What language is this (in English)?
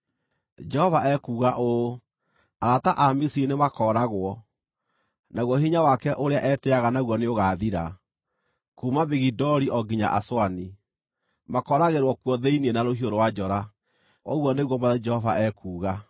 Kikuyu